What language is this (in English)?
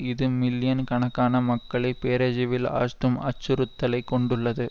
Tamil